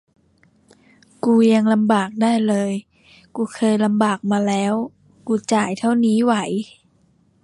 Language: Thai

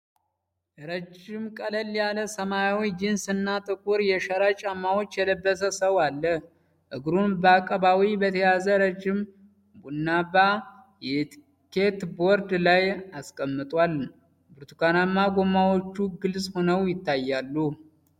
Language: Amharic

